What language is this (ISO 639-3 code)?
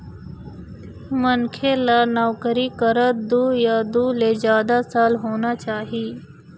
hne